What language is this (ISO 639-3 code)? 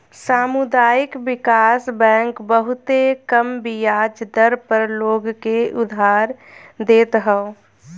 bho